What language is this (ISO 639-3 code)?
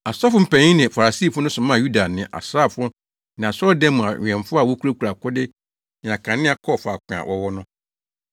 aka